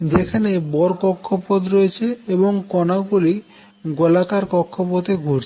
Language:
Bangla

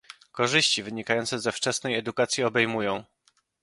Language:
Polish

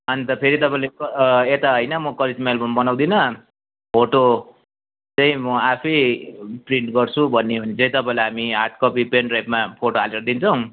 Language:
Nepali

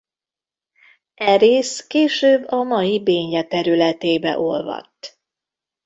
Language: Hungarian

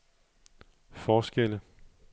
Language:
Danish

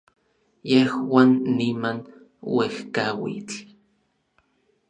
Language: Orizaba Nahuatl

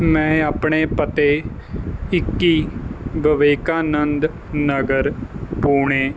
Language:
Punjabi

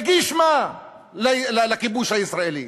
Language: Hebrew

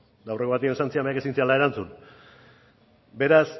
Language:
Basque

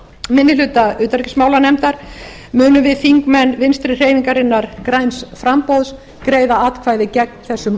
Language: Icelandic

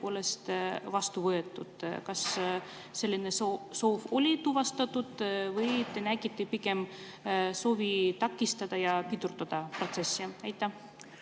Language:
Estonian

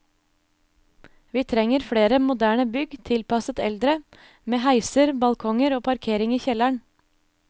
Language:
Norwegian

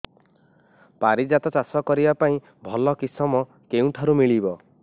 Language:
Odia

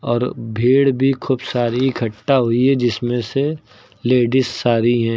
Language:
Hindi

